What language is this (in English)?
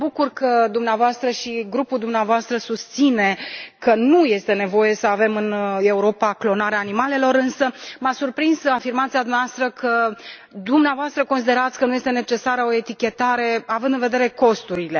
Romanian